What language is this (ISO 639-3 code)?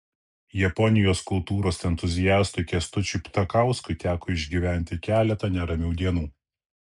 lit